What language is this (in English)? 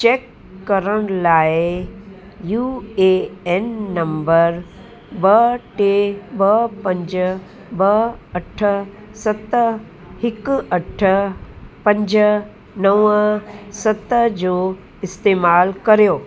Sindhi